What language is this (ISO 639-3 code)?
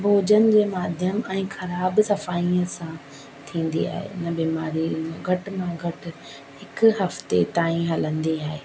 snd